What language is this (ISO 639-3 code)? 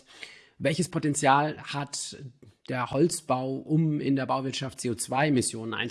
deu